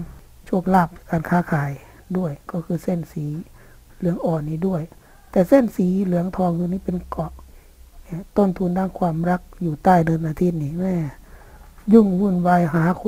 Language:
Thai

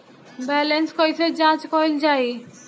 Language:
Bhojpuri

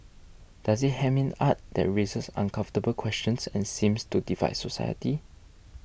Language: English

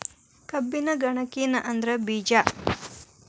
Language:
Kannada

